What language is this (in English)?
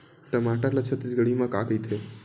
Chhattisgarhi